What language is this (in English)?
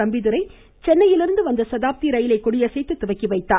Tamil